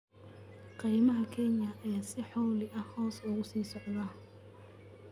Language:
Somali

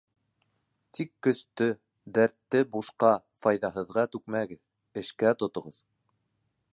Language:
Bashkir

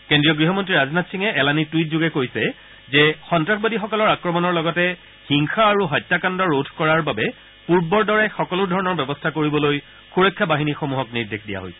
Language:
Assamese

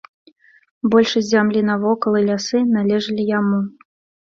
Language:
Belarusian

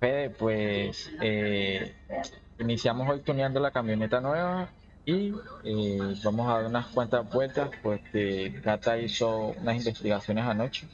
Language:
Spanish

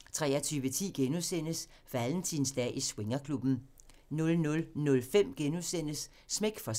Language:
Danish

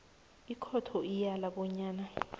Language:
South Ndebele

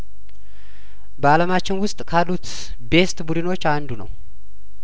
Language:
Amharic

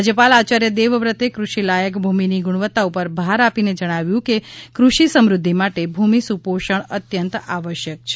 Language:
Gujarati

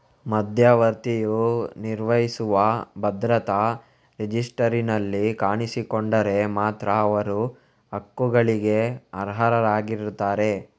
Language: Kannada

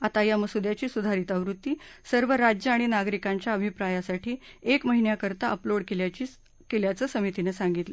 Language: Marathi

